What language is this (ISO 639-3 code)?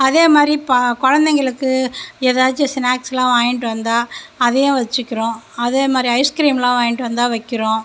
tam